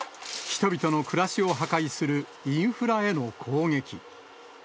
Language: Japanese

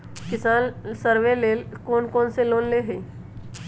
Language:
Magahi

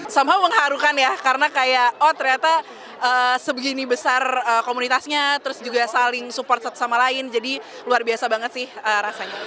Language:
Indonesian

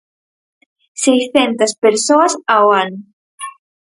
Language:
Galician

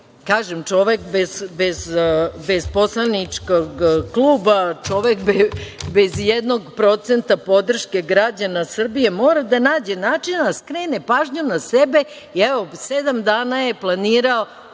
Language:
Serbian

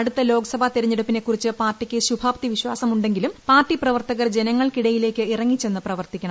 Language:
Malayalam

